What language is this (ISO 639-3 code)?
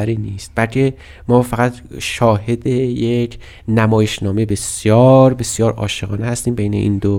fas